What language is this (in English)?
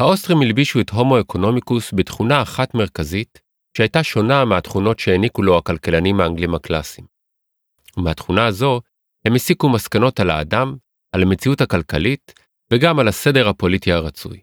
Hebrew